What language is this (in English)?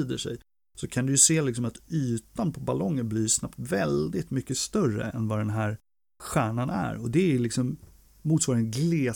Swedish